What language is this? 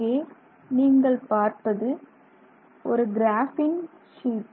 Tamil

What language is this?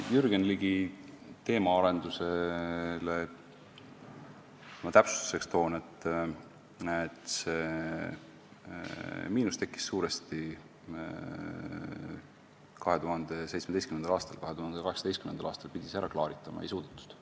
Estonian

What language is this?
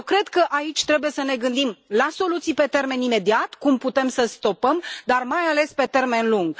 Romanian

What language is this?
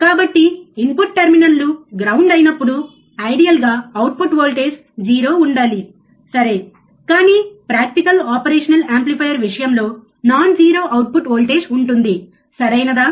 Telugu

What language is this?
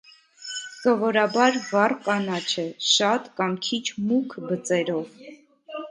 Armenian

